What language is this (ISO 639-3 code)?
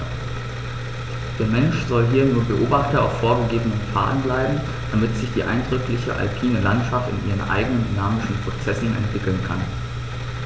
deu